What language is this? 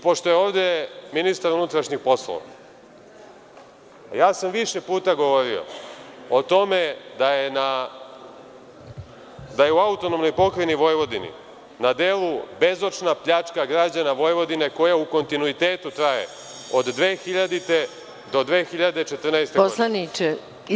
Serbian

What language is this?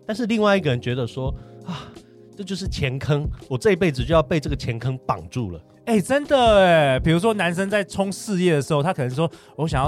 Chinese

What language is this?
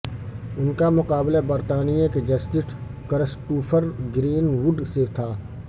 Urdu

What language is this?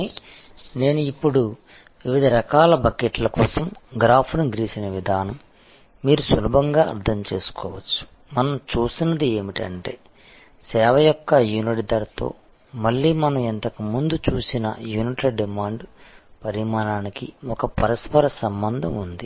Telugu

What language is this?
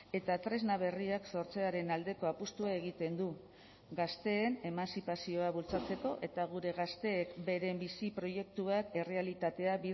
Basque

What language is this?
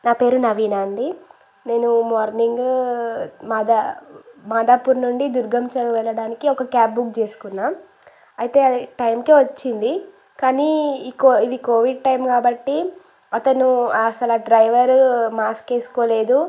Telugu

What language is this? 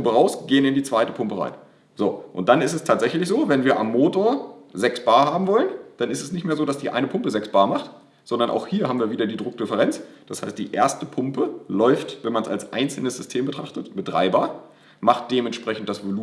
German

